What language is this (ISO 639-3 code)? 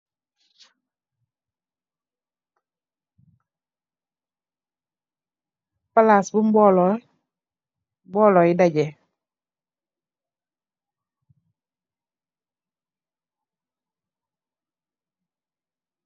wol